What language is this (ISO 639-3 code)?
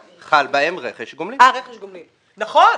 heb